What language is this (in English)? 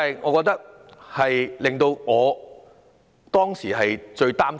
Cantonese